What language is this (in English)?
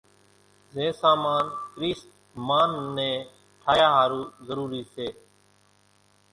Kachi Koli